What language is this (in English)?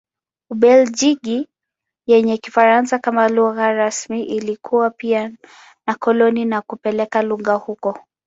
Swahili